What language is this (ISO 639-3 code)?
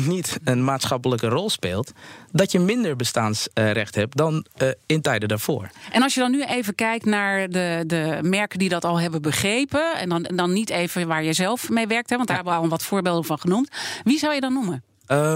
nld